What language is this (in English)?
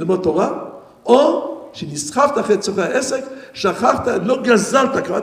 Hebrew